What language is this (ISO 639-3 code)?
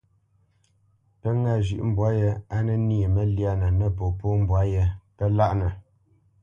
bce